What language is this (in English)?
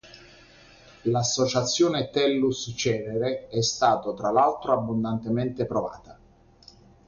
Italian